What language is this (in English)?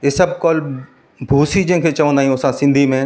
Sindhi